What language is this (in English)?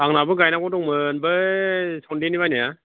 Bodo